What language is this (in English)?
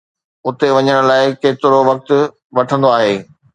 Sindhi